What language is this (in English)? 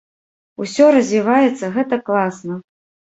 Belarusian